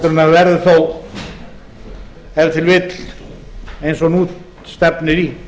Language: Icelandic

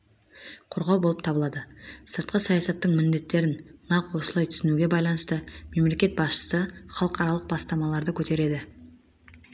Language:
Kazakh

